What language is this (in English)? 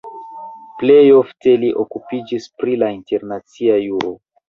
Esperanto